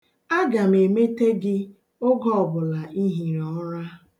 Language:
Igbo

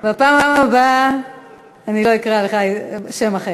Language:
Hebrew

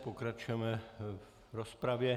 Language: Czech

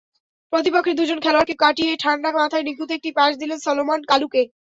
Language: Bangla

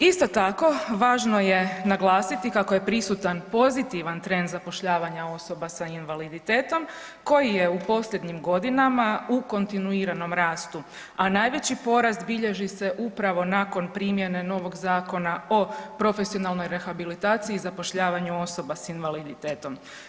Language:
Croatian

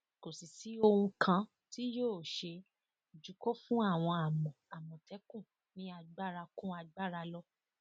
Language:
Yoruba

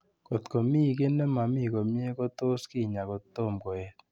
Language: Kalenjin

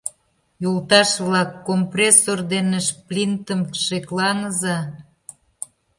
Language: Mari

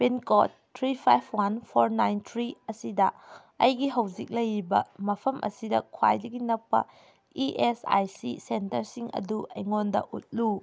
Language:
Manipuri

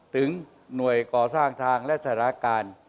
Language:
Thai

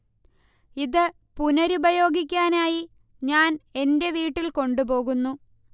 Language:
Malayalam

